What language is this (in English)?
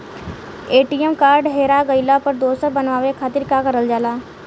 Bhojpuri